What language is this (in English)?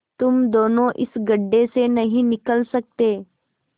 Hindi